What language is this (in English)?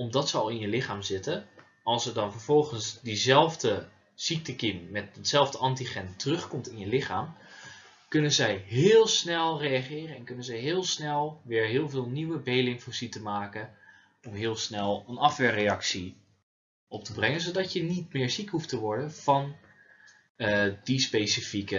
Dutch